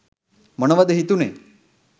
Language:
Sinhala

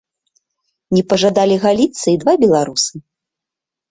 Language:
Belarusian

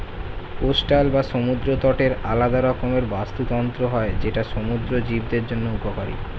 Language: Bangla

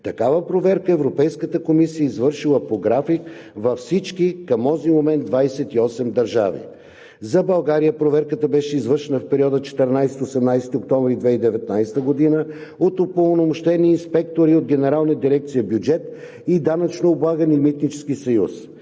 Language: Bulgarian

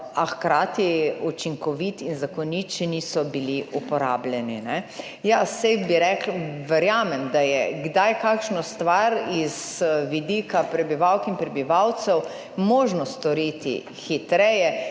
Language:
Slovenian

